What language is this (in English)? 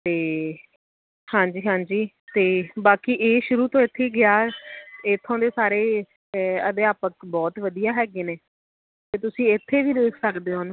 Punjabi